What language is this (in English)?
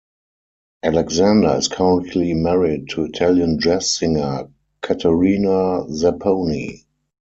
English